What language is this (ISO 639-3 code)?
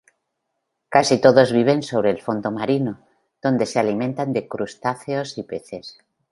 spa